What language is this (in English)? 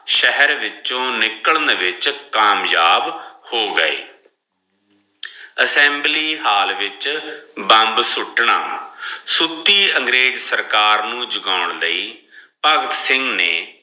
Punjabi